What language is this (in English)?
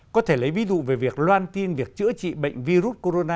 Vietnamese